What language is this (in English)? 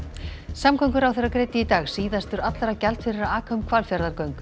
Icelandic